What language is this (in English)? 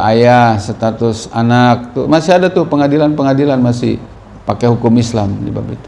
Indonesian